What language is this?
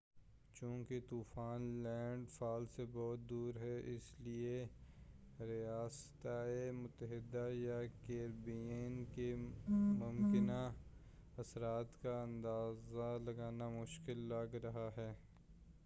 Urdu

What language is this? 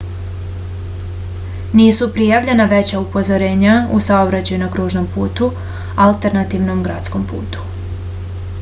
Serbian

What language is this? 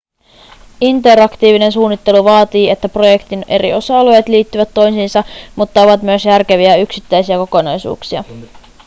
Finnish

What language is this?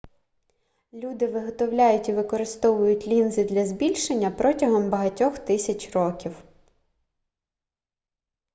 Ukrainian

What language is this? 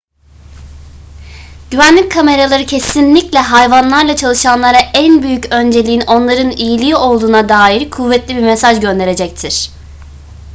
Turkish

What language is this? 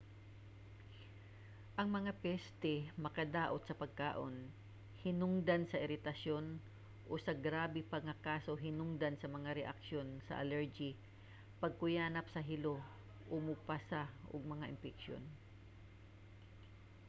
Cebuano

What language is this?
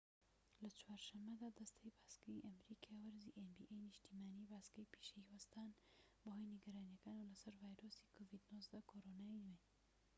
Central Kurdish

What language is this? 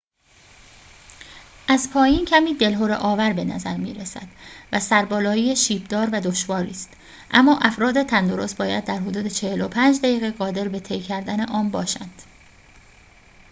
Persian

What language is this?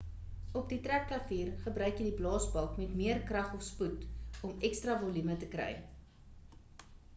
Afrikaans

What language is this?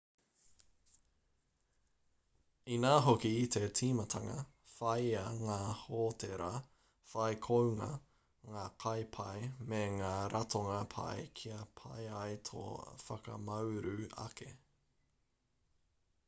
Māori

